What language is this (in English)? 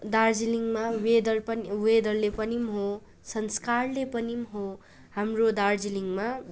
Nepali